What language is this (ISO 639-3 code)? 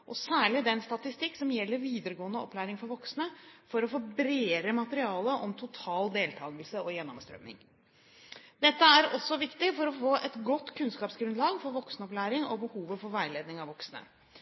nob